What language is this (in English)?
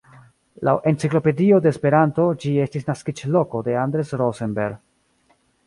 Esperanto